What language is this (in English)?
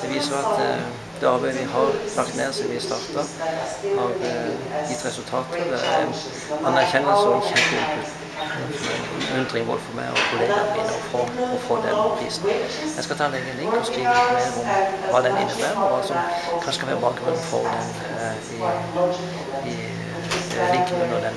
Dutch